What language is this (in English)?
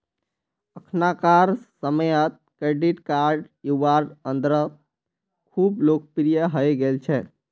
Magahi